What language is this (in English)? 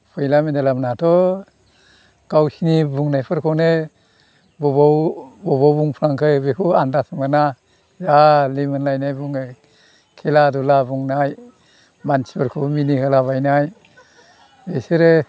Bodo